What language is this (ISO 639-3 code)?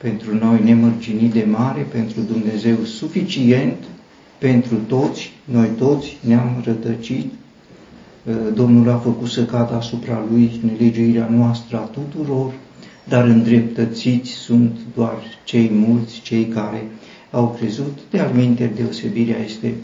ron